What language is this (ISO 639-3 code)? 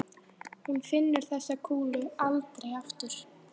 isl